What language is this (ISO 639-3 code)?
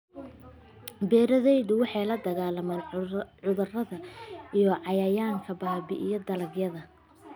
som